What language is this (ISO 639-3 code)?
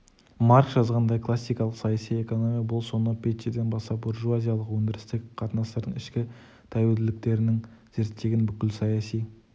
kaz